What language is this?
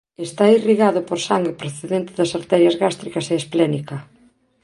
Galician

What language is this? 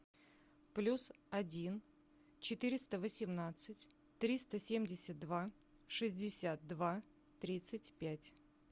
Russian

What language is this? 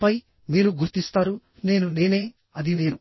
Telugu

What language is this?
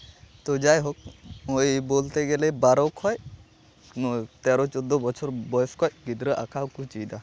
Santali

